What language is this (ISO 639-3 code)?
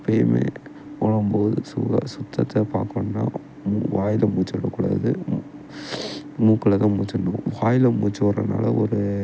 tam